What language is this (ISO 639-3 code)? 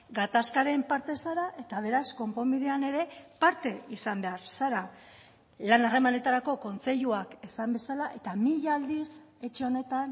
eus